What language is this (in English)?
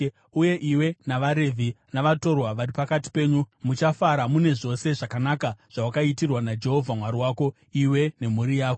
Shona